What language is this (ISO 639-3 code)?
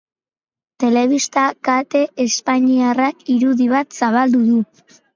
eus